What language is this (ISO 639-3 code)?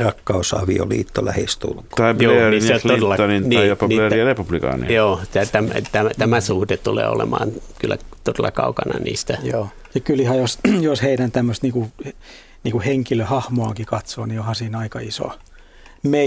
fin